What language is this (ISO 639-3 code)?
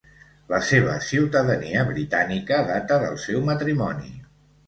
cat